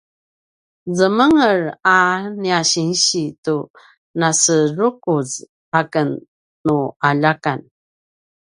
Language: Paiwan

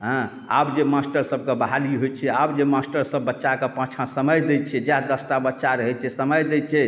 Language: Maithili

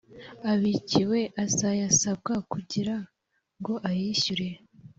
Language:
Kinyarwanda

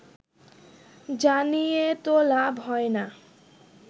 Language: Bangla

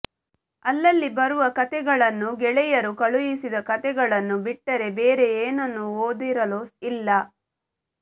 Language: Kannada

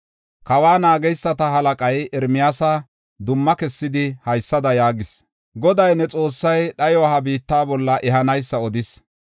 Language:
Gofa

